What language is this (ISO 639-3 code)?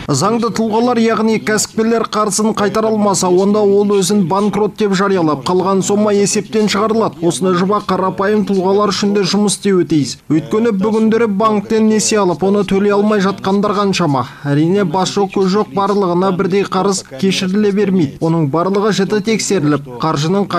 tur